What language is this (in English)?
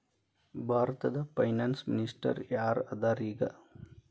Kannada